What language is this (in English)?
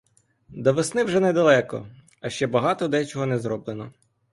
Ukrainian